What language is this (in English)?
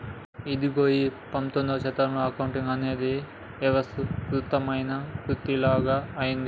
Telugu